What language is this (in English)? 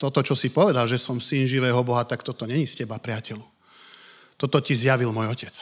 Slovak